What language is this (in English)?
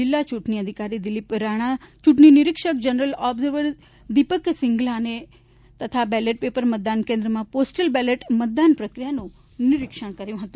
Gujarati